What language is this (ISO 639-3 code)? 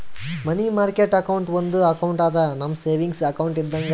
kan